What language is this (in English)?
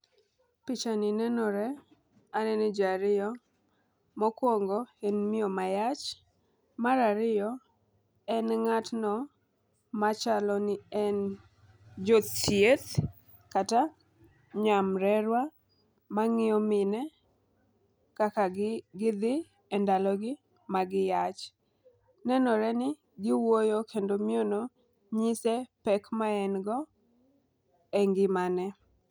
Luo (Kenya and Tanzania)